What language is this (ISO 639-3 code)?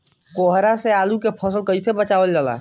bho